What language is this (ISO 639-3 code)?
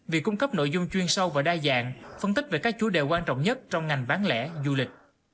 vie